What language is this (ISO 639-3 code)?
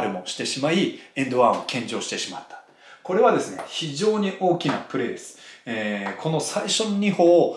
jpn